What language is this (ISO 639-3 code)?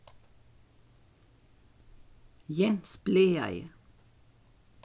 fao